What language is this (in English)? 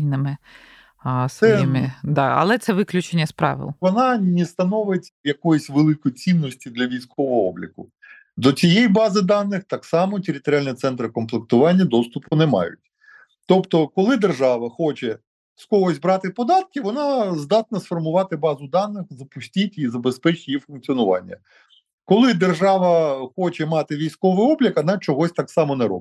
Ukrainian